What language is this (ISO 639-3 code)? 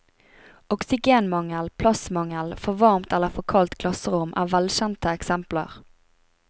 nor